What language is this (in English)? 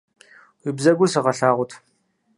Kabardian